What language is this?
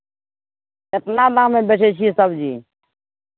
Maithili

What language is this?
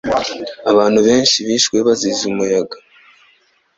Kinyarwanda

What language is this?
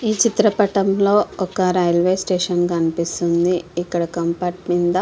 Telugu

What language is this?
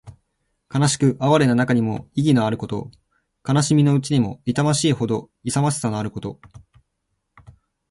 Japanese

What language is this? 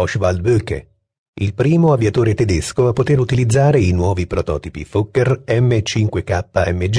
Italian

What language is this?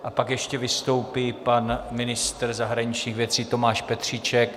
Czech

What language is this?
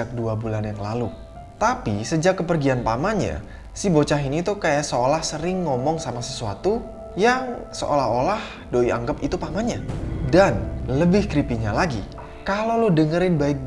Indonesian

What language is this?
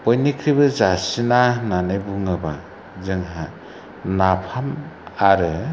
Bodo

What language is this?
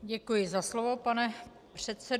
Czech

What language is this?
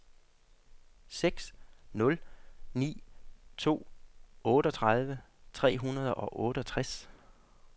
Danish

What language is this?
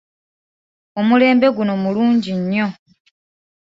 Ganda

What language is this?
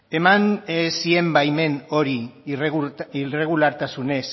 Basque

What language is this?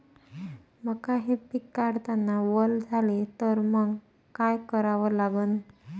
Marathi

